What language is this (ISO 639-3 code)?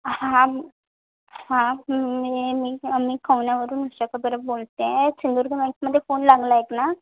mar